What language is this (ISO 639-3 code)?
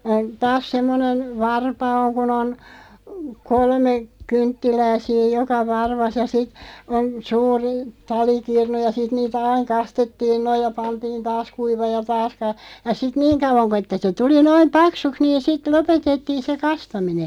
fin